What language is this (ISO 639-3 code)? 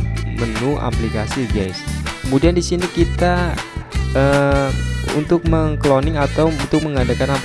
ind